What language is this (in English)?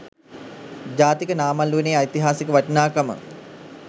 Sinhala